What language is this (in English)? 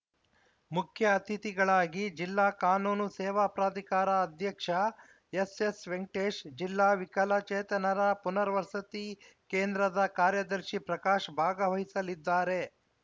Kannada